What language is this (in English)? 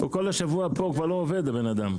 Hebrew